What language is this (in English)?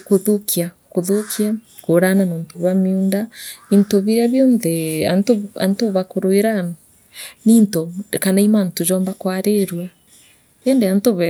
Meru